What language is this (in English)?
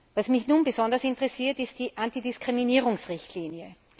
German